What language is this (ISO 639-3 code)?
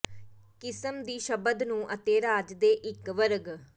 pan